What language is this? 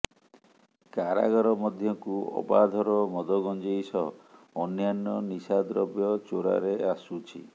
Odia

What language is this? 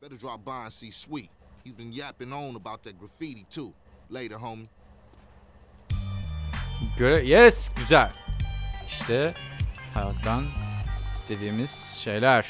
Turkish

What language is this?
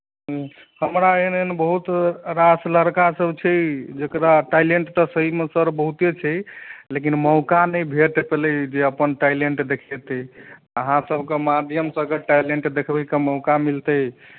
Maithili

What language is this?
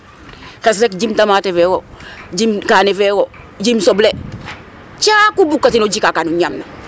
Serer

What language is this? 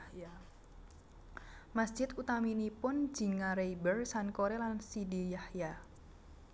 Javanese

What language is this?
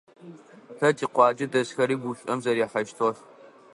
Adyghe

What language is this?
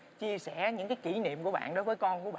Vietnamese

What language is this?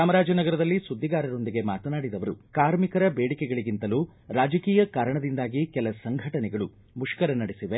Kannada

